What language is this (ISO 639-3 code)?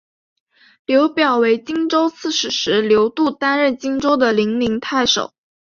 zho